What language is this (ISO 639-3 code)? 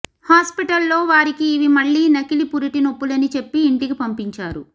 tel